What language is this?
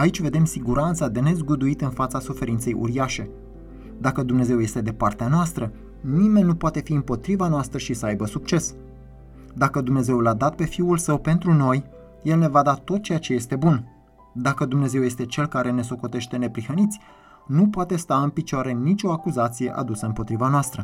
Romanian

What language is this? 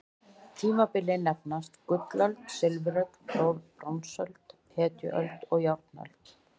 Icelandic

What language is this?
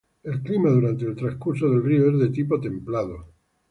Spanish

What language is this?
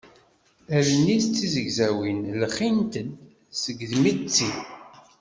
Kabyle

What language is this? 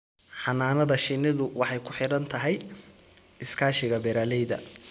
Somali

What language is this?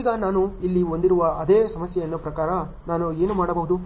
Kannada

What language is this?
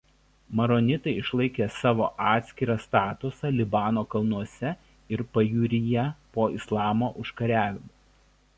Lithuanian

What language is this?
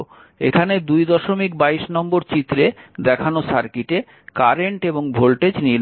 Bangla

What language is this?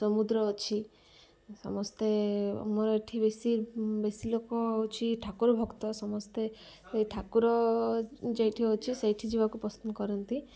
Odia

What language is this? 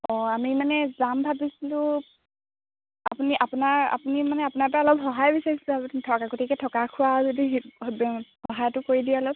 Assamese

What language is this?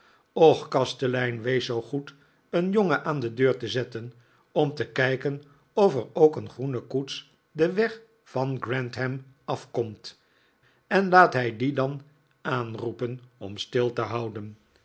Dutch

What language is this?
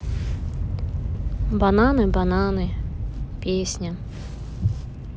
Russian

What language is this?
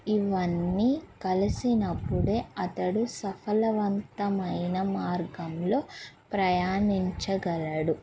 Telugu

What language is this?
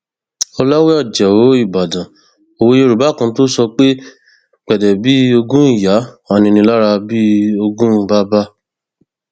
Yoruba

